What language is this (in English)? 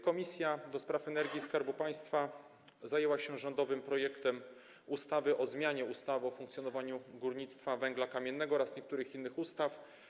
Polish